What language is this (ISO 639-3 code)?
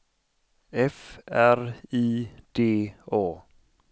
swe